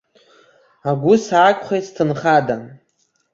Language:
Abkhazian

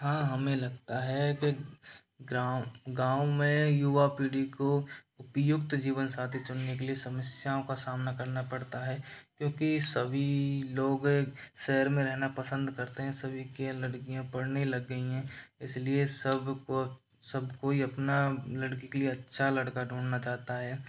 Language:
Hindi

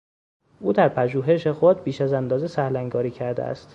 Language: Persian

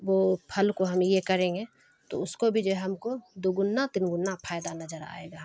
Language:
Urdu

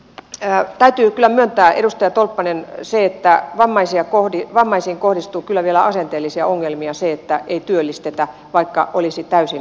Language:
Finnish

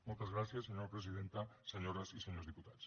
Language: Catalan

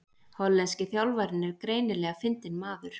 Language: Icelandic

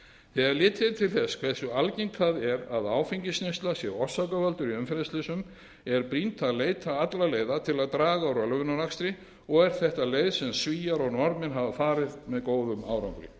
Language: Icelandic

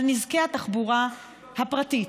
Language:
Hebrew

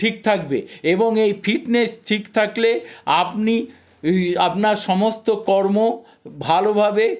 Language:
Bangla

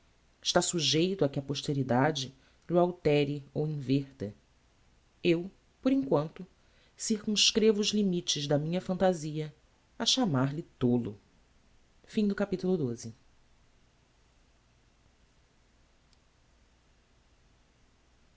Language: Portuguese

